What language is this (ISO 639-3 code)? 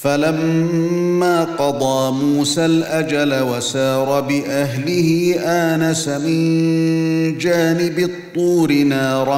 ara